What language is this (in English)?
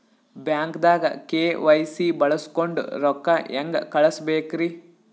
Kannada